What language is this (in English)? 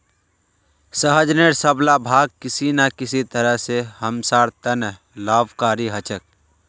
Magahi